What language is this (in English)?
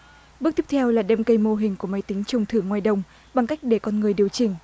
Vietnamese